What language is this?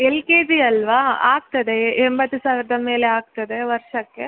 Kannada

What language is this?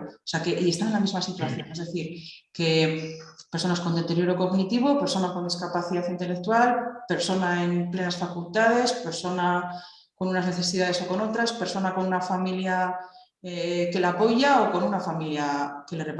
Spanish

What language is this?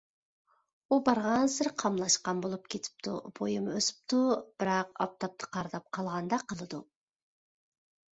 Uyghur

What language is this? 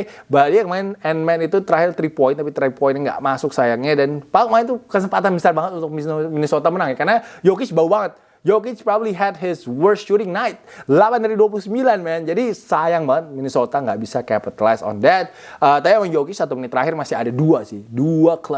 Indonesian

